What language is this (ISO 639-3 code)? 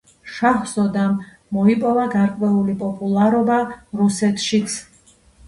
kat